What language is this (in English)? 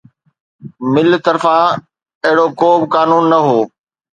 Sindhi